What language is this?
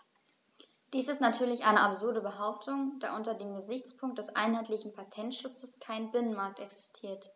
German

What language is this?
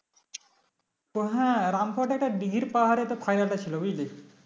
Bangla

